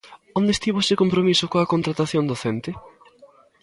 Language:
Galician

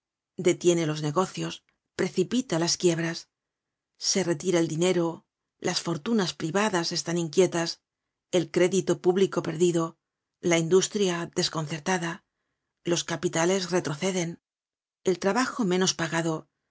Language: Spanish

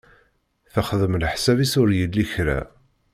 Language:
Kabyle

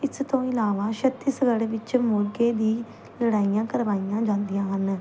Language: Punjabi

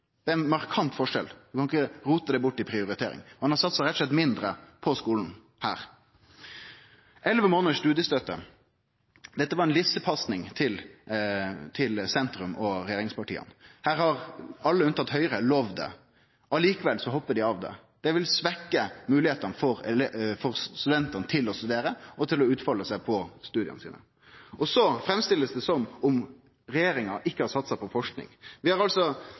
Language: Norwegian Nynorsk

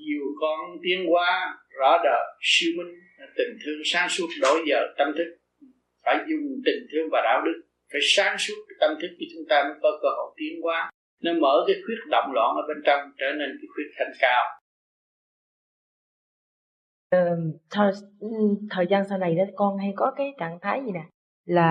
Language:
Vietnamese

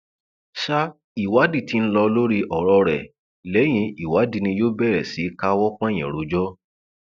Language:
Yoruba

